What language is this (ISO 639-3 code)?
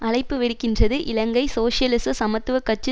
tam